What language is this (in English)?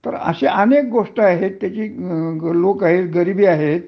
Marathi